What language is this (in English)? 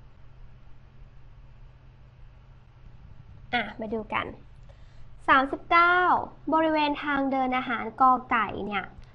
Thai